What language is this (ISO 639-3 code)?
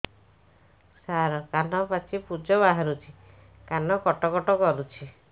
ori